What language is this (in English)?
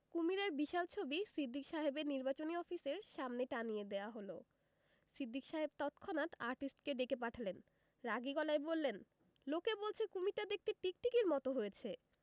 Bangla